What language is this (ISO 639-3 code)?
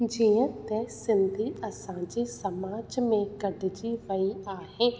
snd